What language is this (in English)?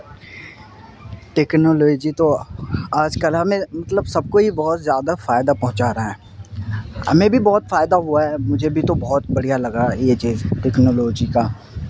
Urdu